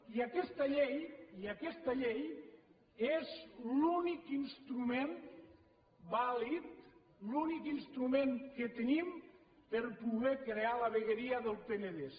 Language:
Catalan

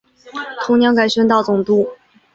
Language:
Chinese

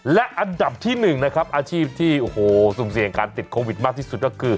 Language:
Thai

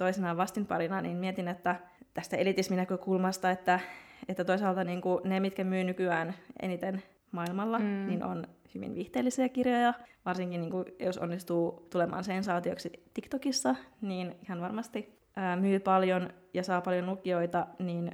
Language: Finnish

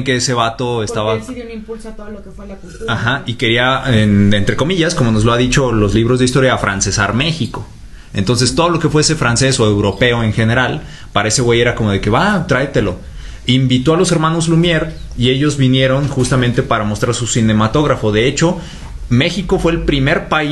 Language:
Spanish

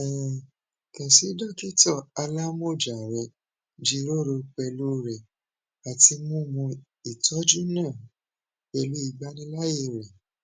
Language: Yoruba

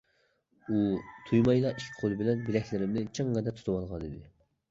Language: Uyghur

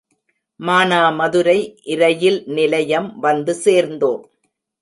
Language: Tamil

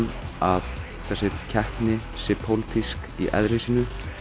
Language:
Icelandic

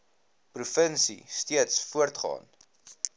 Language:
Afrikaans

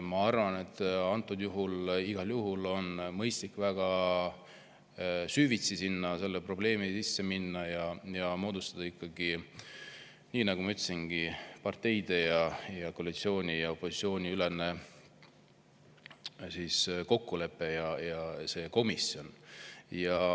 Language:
Estonian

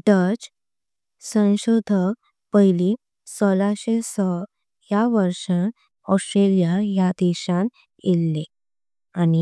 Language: Konkani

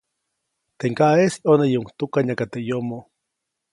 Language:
Copainalá Zoque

